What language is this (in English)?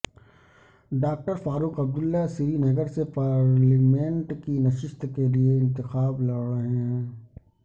Urdu